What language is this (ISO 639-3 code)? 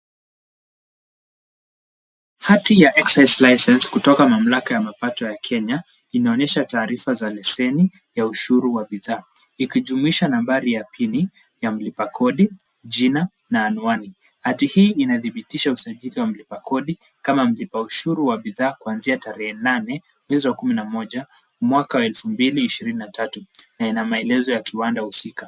swa